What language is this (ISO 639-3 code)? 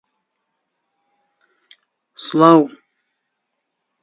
ckb